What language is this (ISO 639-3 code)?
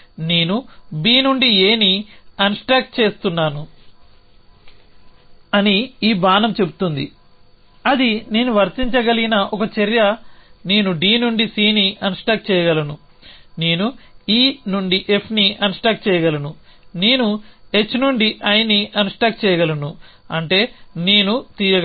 tel